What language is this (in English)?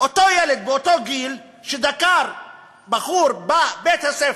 Hebrew